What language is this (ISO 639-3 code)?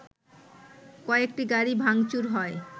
ben